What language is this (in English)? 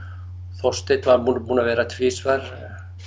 Icelandic